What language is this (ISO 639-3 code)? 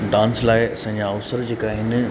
snd